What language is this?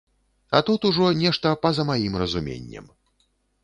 Belarusian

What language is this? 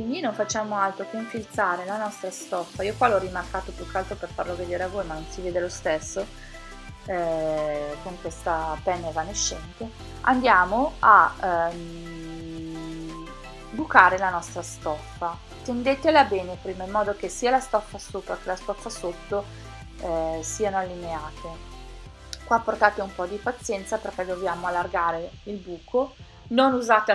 Italian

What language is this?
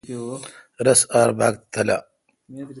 Kalkoti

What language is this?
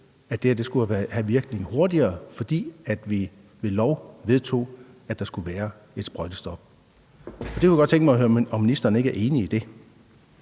Danish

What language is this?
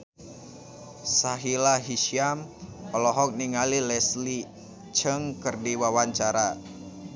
Sundanese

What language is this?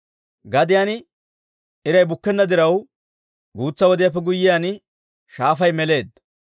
Dawro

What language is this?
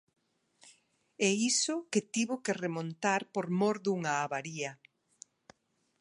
Galician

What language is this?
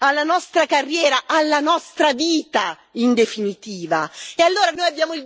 Italian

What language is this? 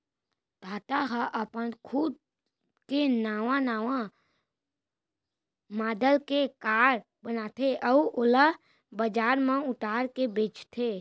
Chhattisgarhi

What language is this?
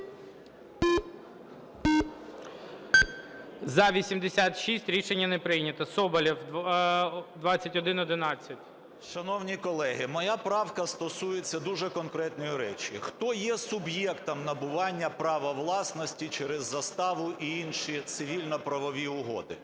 Ukrainian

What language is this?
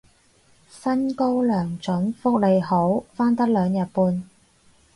Cantonese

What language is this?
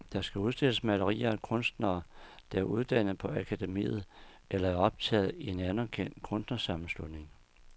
Danish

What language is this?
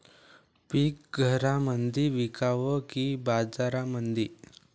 Marathi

